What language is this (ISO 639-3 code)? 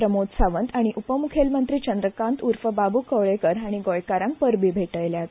kok